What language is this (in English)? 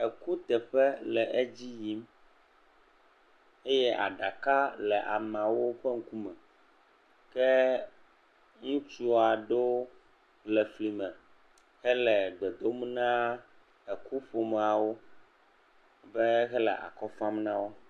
Ewe